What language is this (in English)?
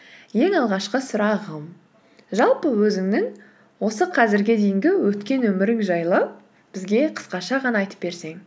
Kazakh